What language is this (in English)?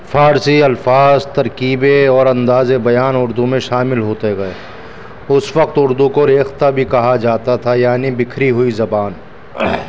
Urdu